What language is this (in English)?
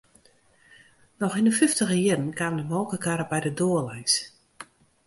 Western Frisian